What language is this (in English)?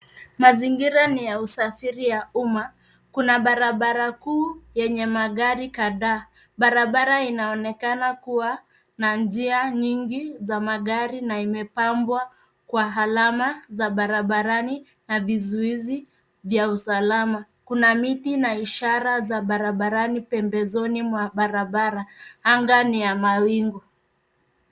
Swahili